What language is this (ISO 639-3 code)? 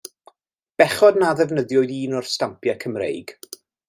cym